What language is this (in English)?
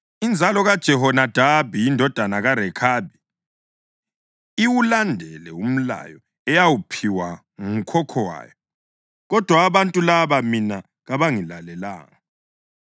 North Ndebele